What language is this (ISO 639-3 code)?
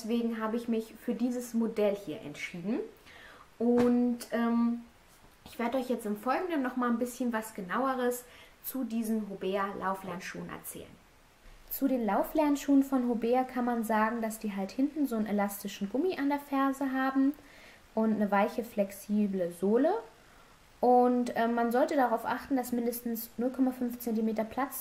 deu